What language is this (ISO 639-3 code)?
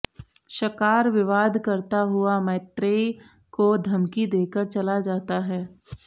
san